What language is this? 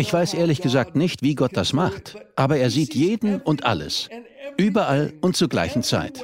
German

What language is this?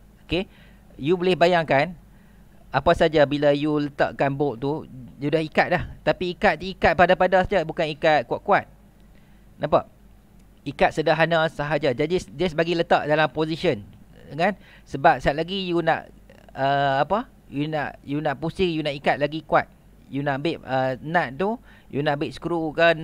Malay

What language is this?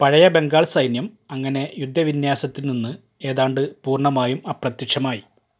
Malayalam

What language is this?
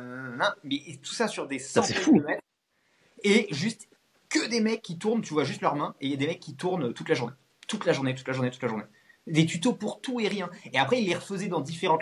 French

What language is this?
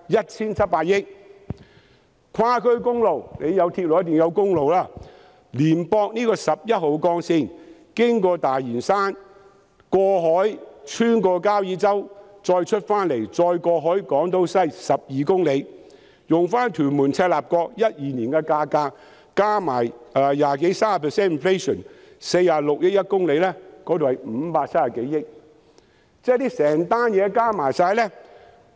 Cantonese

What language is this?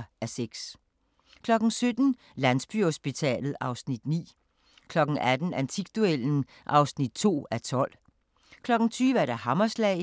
Danish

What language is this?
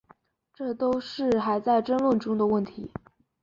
Chinese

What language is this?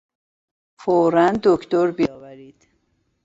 Persian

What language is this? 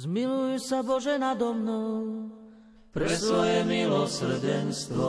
Slovak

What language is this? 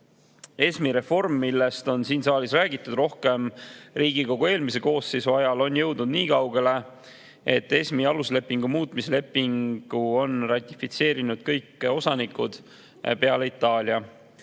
Estonian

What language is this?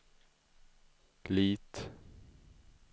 Swedish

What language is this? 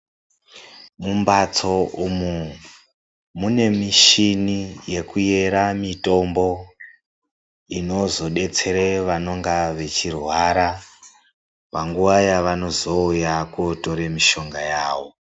Ndau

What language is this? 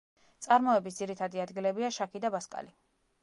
Georgian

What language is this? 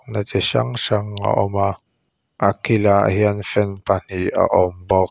Mizo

